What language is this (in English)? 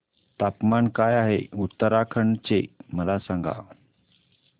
Marathi